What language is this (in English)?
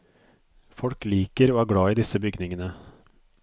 Norwegian